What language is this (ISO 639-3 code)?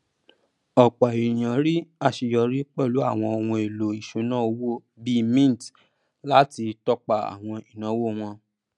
yor